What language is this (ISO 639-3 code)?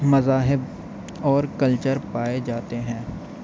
urd